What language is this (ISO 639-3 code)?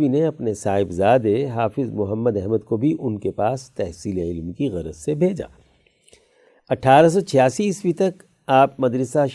urd